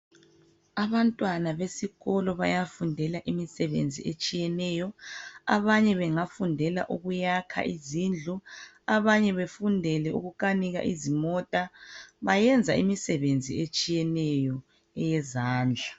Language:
North Ndebele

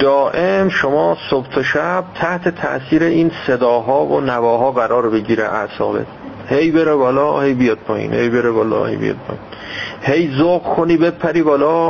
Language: Persian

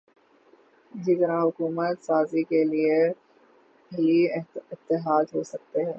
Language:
Urdu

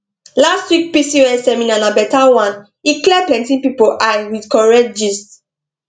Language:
Nigerian Pidgin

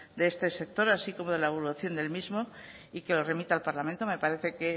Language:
Spanish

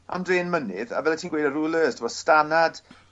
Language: Welsh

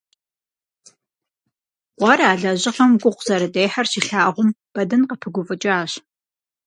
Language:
Kabardian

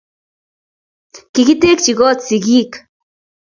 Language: Kalenjin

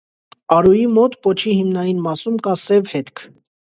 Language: Armenian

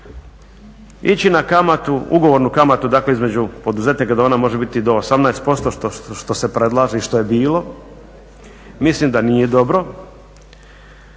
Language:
Croatian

